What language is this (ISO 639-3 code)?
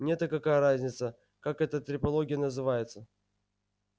rus